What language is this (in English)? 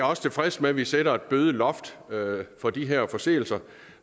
Danish